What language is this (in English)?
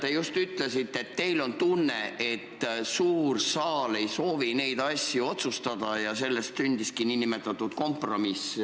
Estonian